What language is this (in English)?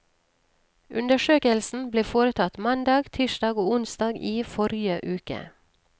Norwegian